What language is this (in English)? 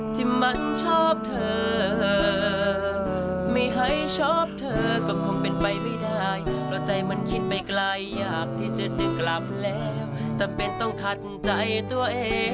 Thai